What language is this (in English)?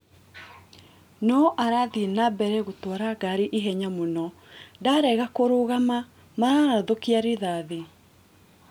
Kikuyu